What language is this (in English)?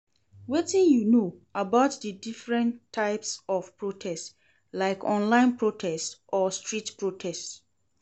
Nigerian Pidgin